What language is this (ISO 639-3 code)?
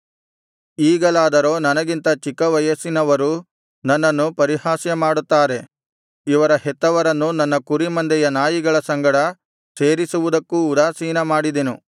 kan